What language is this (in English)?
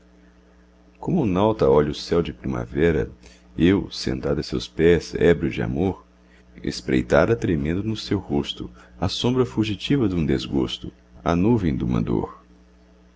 Portuguese